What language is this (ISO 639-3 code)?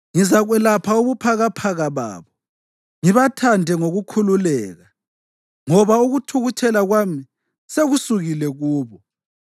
nde